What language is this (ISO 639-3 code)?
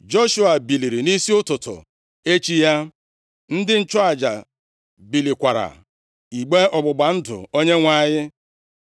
ibo